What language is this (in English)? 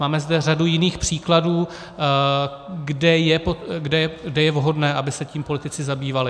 Czech